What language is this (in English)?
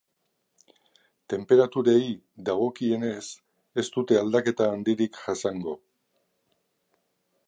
Basque